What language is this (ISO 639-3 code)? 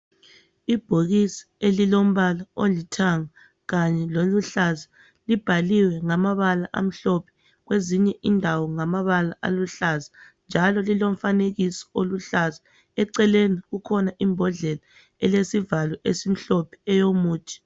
nde